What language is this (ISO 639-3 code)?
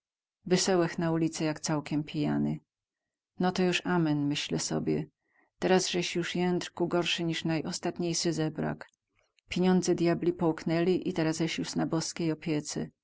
pol